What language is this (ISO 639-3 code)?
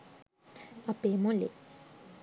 sin